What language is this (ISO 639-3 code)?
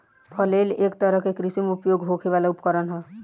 bho